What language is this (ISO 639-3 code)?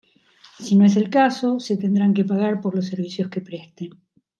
spa